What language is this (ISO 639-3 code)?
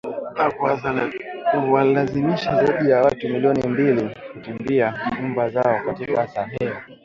swa